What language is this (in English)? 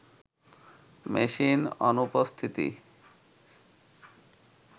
Bangla